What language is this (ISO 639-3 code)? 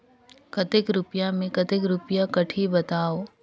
hne